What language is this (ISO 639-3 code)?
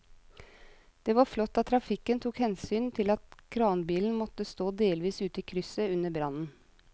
nor